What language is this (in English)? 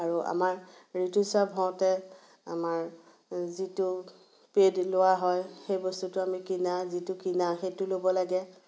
Assamese